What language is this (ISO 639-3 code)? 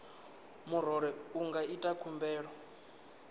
ven